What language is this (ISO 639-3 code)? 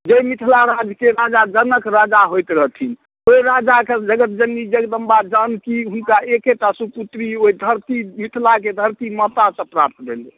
mai